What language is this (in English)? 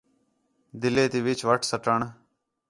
Khetrani